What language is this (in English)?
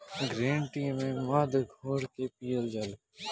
Bhojpuri